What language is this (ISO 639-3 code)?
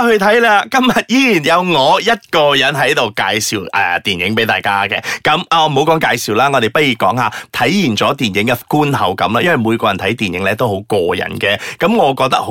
zho